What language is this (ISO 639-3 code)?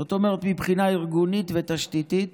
heb